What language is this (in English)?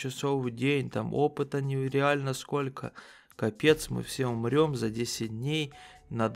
Russian